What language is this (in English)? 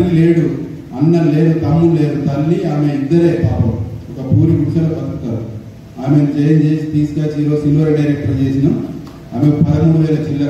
Telugu